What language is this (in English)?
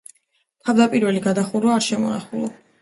Georgian